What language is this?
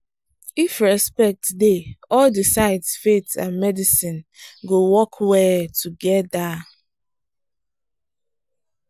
Nigerian Pidgin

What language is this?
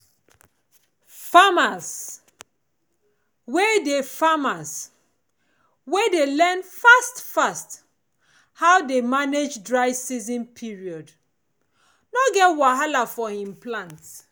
Nigerian Pidgin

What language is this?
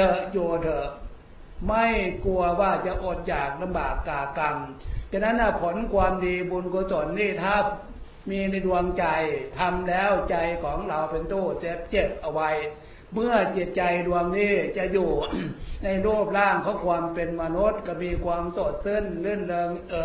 Thai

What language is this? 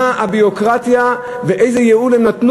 Hebrew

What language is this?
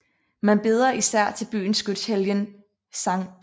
Danish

